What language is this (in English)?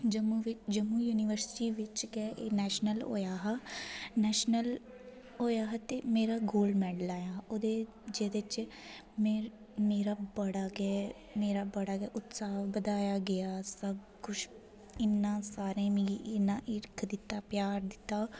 Dogri